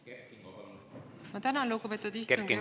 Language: Estonian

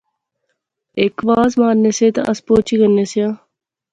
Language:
Pahari-Potwari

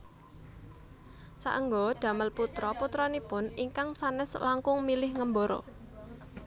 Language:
Javanese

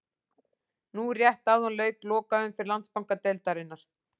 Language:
Icelandic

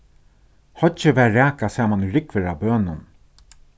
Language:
Faroese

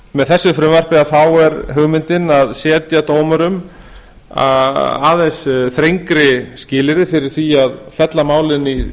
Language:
Icelandic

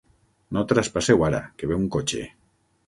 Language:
Catalan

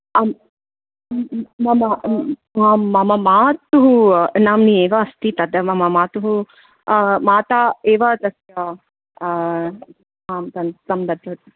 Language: Sanskrit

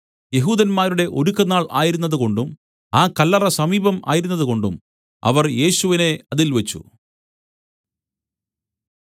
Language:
Malayalam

